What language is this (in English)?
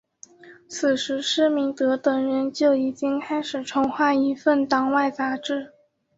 Chinese